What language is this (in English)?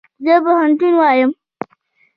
Pashto